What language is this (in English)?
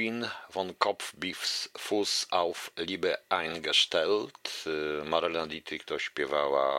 Polish